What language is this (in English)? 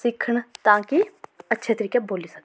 Dogri